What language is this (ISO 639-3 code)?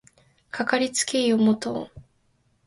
jpn